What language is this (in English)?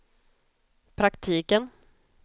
Swedish